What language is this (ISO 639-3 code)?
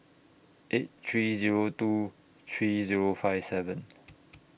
eng